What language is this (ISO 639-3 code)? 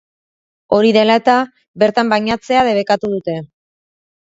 eus